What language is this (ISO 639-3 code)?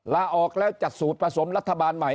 tha